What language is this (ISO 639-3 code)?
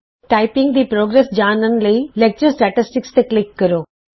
pan